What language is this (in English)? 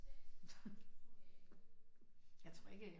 Danish